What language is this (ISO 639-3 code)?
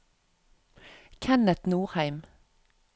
nor